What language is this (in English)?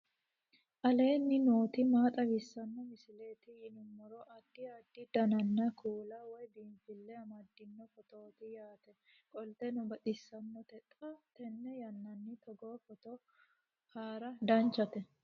Sidamo